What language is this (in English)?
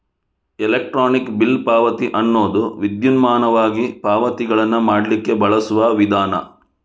Kannada